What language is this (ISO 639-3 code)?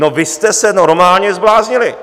ces